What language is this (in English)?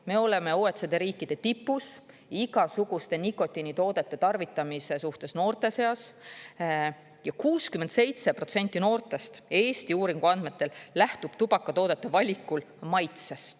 Estonian